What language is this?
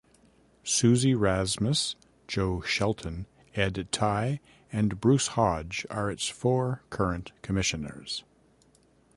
English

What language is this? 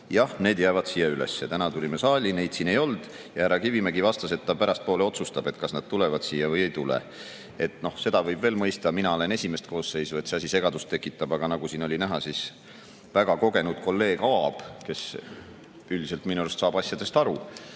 Estonian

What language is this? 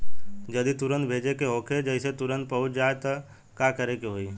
Bhojpuri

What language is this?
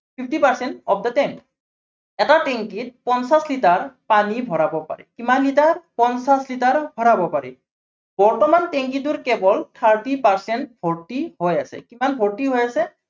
Assamese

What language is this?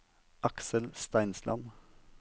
Norwegian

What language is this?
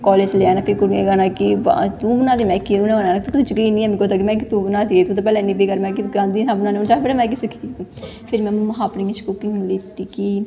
Dogri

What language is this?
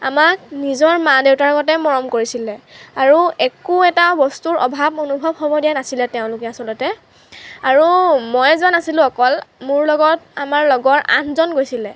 Assamese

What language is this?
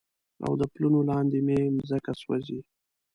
Pashto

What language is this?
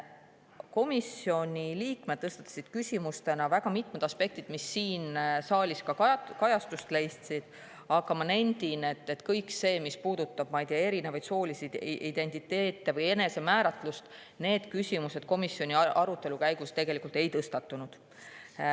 Estonian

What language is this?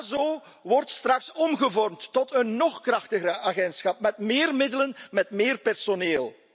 Dutch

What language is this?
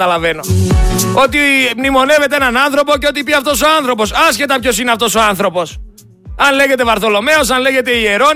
Greek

